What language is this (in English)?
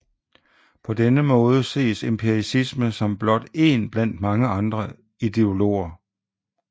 Danish